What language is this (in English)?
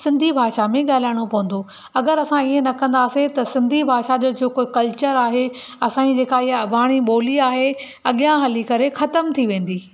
Sindhi